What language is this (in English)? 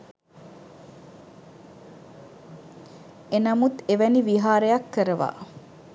Sinhala